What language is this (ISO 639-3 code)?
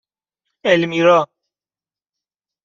fas